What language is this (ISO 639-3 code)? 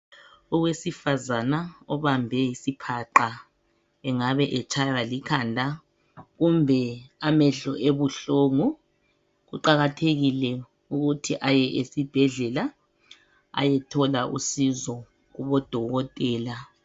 nde